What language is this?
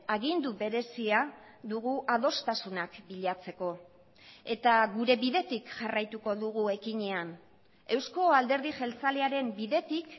Basque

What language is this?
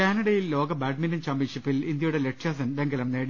Malayalam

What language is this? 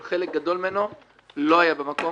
Hebrew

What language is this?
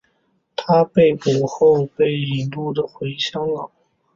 Chinese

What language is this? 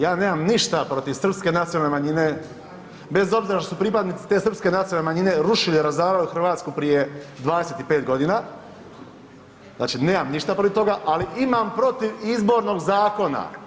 Croatian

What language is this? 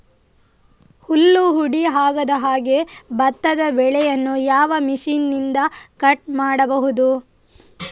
Kannada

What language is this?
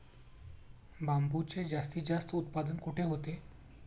Marathi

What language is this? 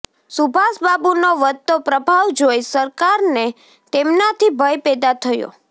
Gujarati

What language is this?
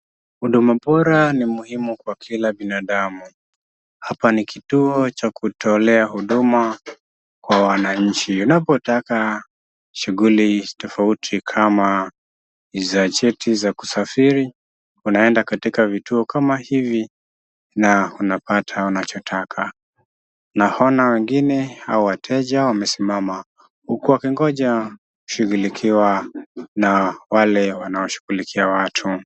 Swahili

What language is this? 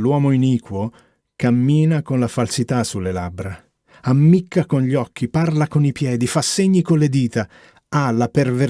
Italian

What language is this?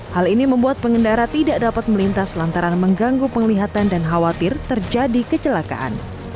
Indonesian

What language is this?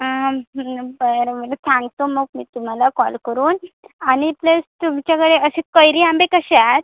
Marathi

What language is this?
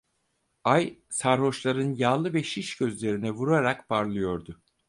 Turkish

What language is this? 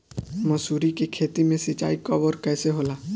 Bhojpuri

